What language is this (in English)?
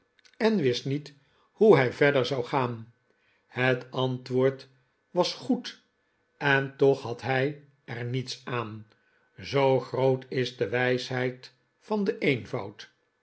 Dutch